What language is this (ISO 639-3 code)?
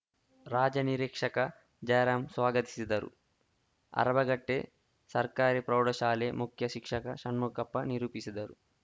kan